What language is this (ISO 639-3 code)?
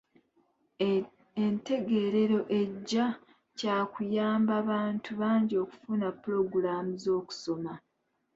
lug